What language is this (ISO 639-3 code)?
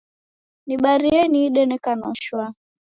dav